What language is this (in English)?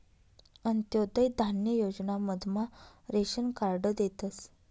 Marathi